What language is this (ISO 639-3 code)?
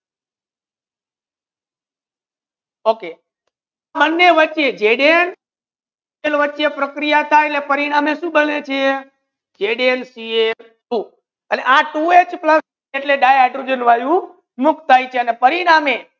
guj